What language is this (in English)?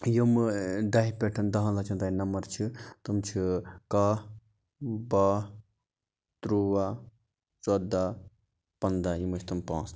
Kashmiri